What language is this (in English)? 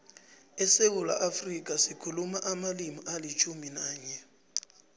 South Ndebele